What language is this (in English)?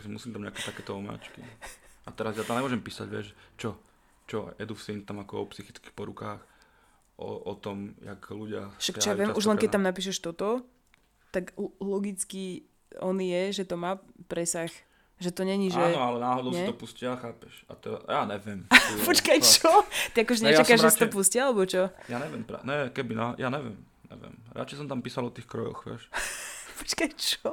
Slovak